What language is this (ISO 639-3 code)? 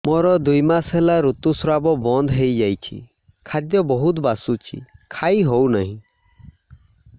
ori